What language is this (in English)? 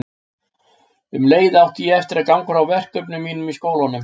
Icelandic